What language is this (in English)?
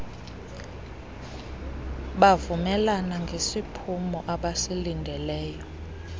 Xhosa